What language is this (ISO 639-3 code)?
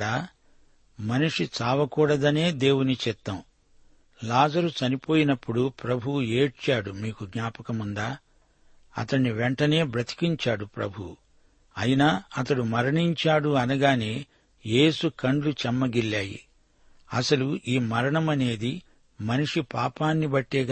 tel